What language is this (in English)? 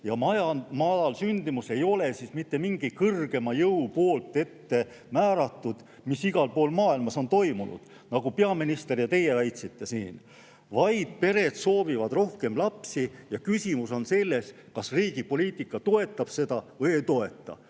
Estonian